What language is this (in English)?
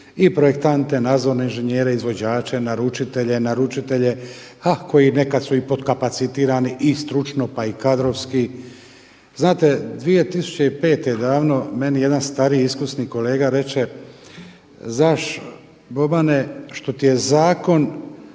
Croatian